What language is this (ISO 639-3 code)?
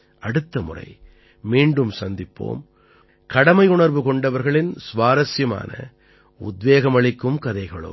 tam